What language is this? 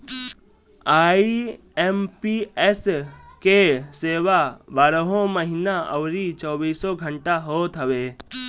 Bhojpuri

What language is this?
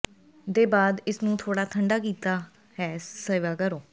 Punjabi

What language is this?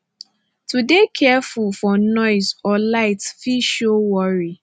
Nigerian Pidgin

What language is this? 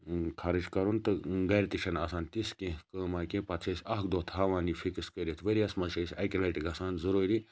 Kashmiri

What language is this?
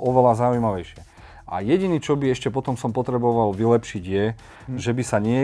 Slovak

